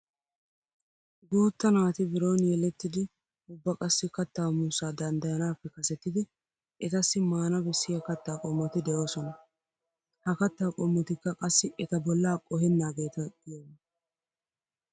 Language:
Wolaytta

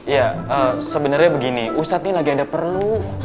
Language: Indonesian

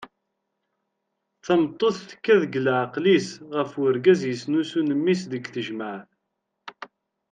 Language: Kabyle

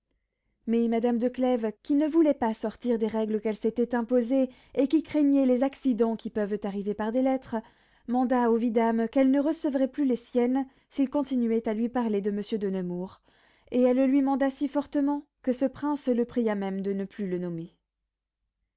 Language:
French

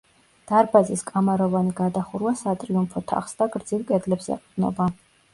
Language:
Georgian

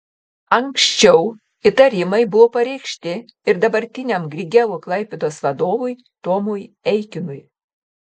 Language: Lithuanian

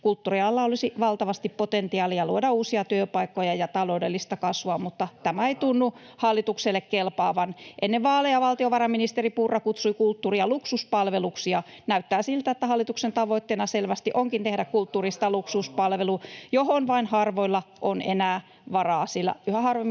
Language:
Finnish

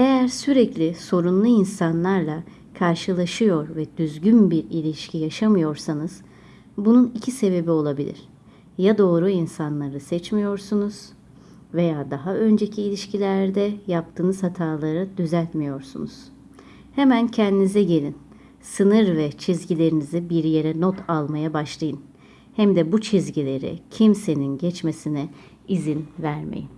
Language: Turkish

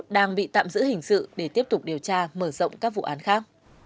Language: Vietnamese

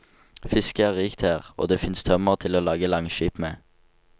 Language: Norwegian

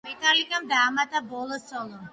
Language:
Georgian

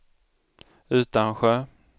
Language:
Swedish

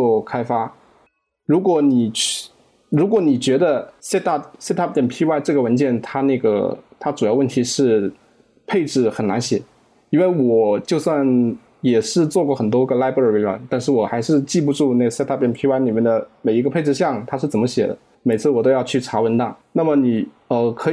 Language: Chinese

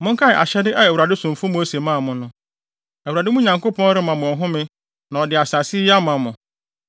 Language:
Akan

